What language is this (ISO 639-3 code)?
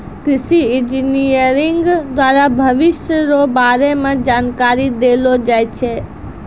mai